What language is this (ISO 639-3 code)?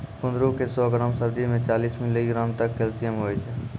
mai